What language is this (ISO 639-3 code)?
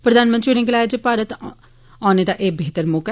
doi